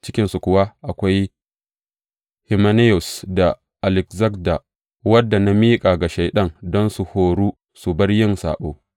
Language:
Hausa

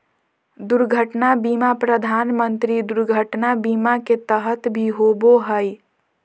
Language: Magahi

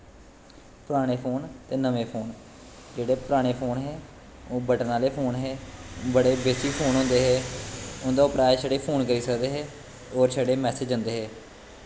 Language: Dogri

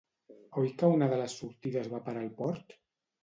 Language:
Catalan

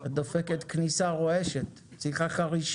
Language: Hebrew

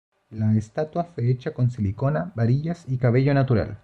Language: Spanish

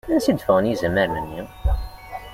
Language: Kabyle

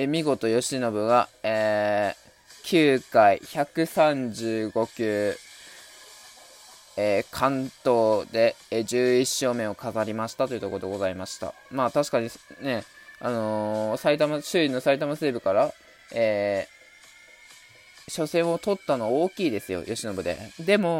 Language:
Japanese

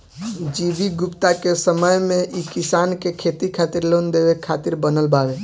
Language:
Bhojpuri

